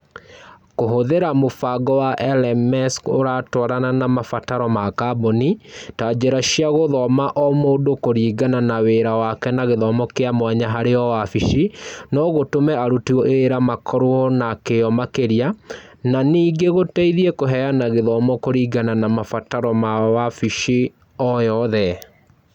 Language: Kikuyu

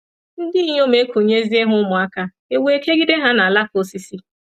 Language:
Igbo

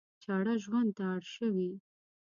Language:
Pashto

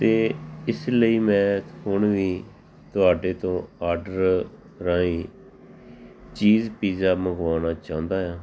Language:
Punjabi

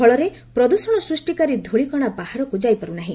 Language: Odia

